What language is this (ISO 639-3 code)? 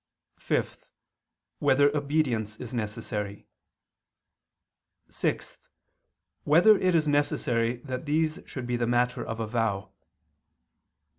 eng